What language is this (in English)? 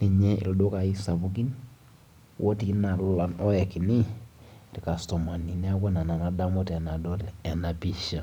Masai